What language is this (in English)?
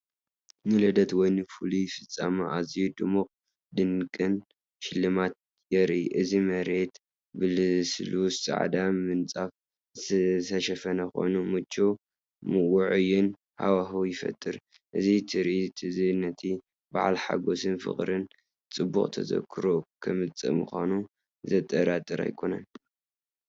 Tigrinya